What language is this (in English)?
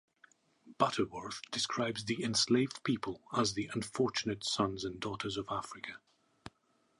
English